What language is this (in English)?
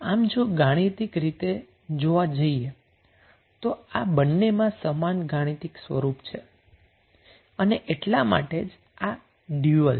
Gujarati